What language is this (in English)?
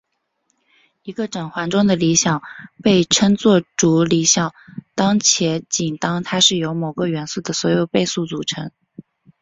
Chinese